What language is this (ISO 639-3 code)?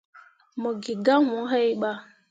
mua